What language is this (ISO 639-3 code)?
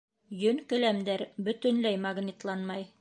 bak